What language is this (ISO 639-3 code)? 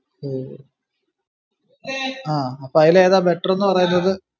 mal